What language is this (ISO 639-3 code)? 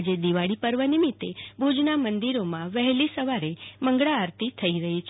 guj